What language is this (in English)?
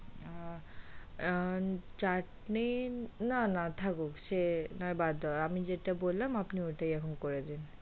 Bangla